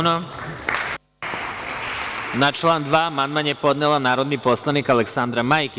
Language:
Serbian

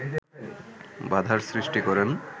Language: Bangla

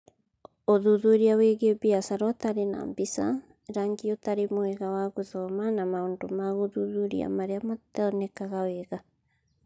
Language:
Kikuyu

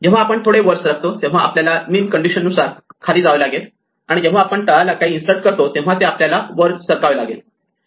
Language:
Marathi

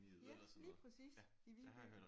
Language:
Danish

